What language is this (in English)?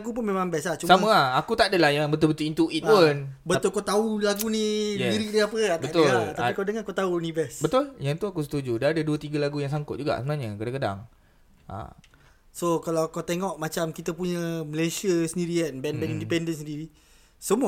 Malay